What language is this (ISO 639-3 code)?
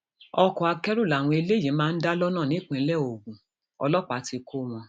yor